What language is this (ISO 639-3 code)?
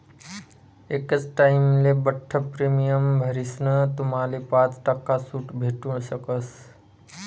mar